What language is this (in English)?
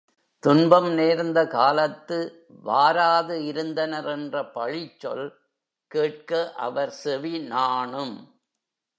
Tamil